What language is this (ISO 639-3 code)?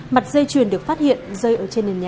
vie